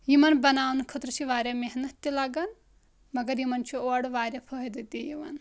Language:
Kashmiri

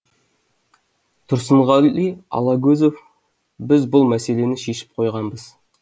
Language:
Kazakh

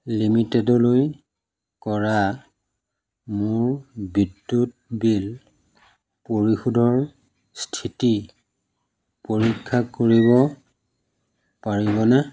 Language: Assamese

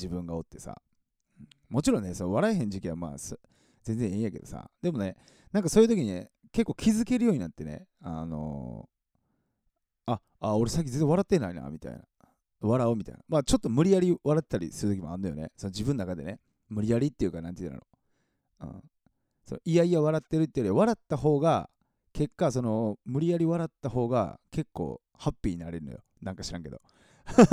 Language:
Japanese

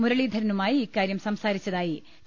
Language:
Malayalam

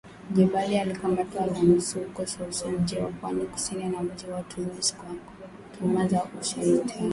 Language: Swahili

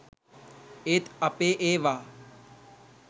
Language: Sinhala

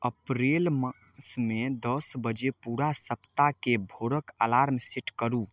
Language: Maithili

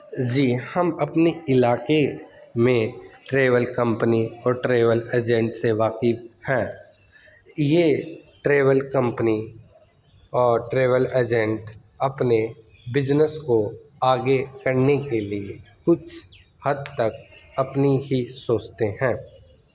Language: Urdu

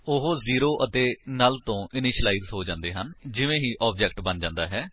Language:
Punjabi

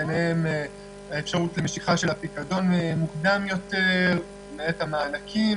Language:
Hebrew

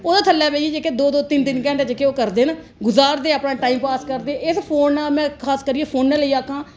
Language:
Dogri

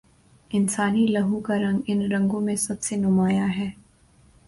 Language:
Urdu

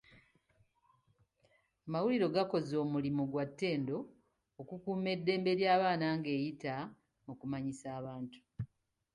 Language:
Ganda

